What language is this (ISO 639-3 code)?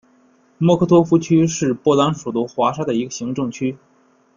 zho